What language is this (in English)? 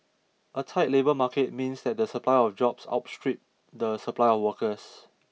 English